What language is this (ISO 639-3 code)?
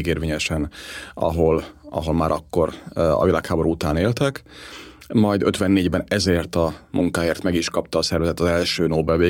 hun